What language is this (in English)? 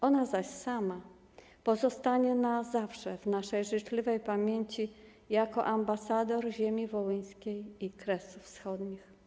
Polish